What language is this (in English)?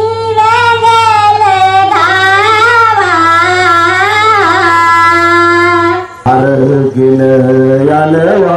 Arabic